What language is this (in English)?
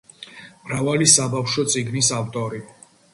Georgian